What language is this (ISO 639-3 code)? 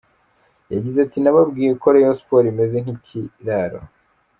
kin